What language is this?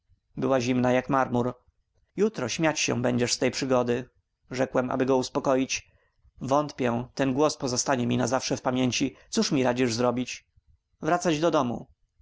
Polish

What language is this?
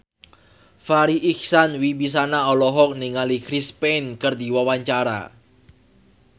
Sundanese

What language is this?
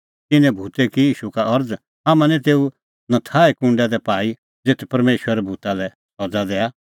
Kullu Pahari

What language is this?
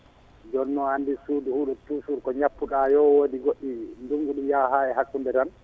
Fula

